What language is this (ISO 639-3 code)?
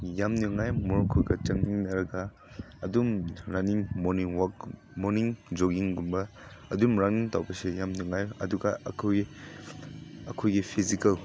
mni